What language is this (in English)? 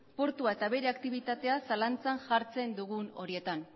Basque